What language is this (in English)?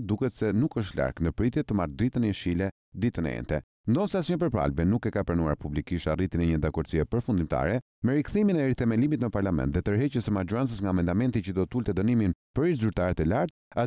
Romanian